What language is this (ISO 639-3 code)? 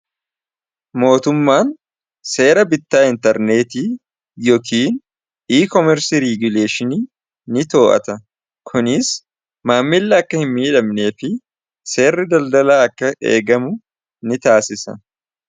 orm